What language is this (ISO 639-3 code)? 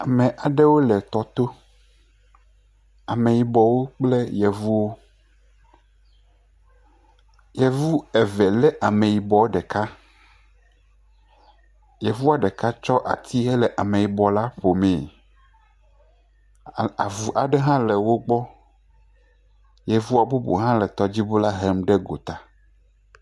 ewe